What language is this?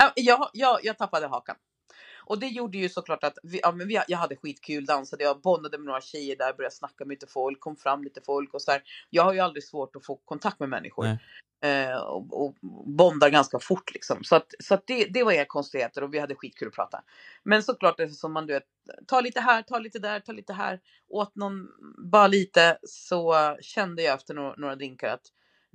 Swedish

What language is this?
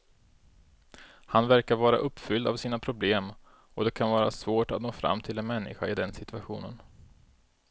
Swedish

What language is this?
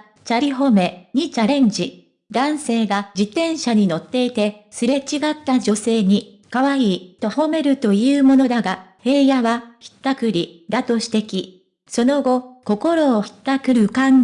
Japanese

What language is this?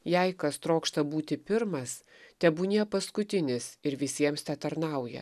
Lithuanian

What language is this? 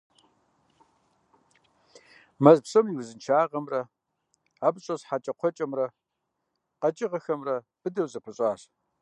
Kabardian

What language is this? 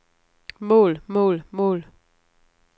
Danish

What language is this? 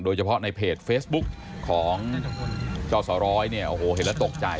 Thai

